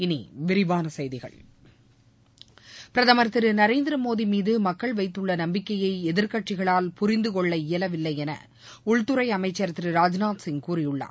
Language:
Tamil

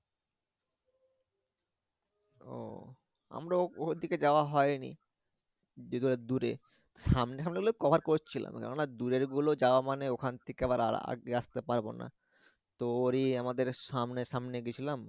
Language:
Bangla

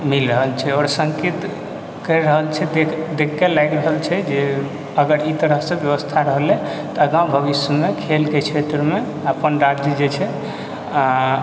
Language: Maithili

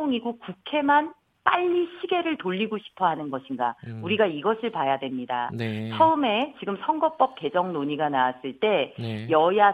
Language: Korean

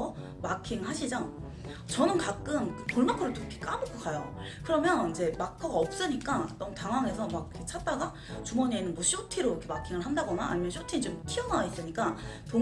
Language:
Korean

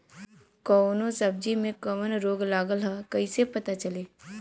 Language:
Bhojpuri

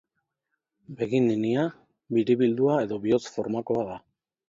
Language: Basque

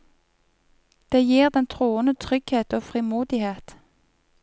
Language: Norwegian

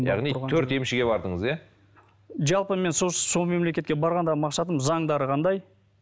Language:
Kazakh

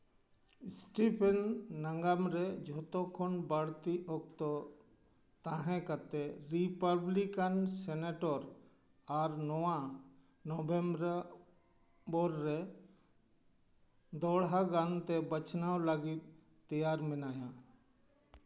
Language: Santali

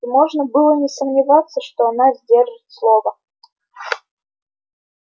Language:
Russian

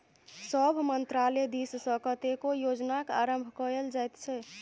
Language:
Maithili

